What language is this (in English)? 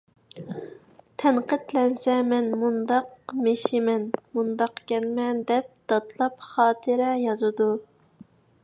Uyghur